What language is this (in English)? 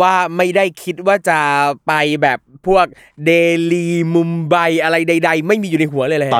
Thai